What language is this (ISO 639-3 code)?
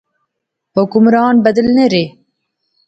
phr